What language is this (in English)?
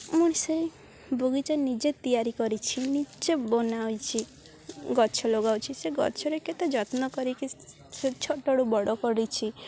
Odia